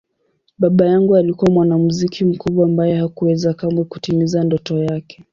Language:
Swahili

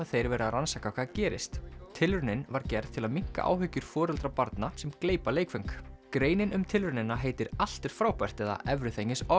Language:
Icelandic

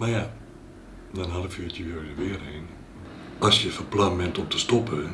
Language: Dutch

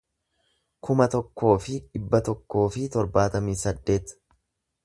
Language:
Oromo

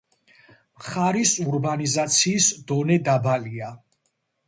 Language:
Georgian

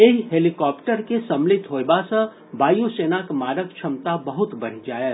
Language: Maithili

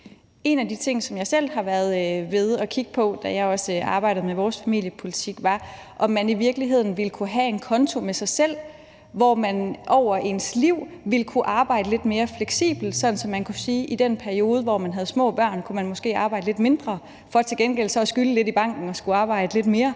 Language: Danish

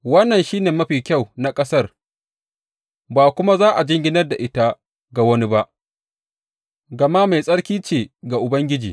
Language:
Hausa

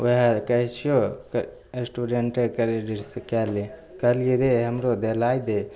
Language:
Maithili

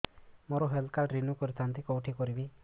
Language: Odia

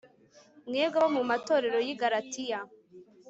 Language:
Kinyarwanda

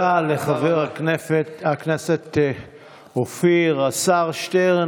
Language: Hebrew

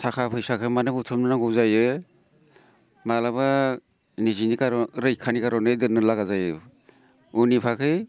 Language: Bodo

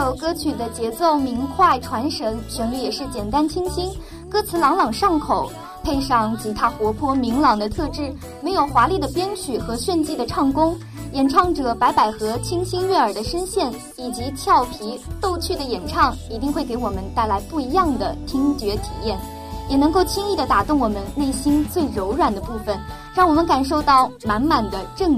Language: Chinese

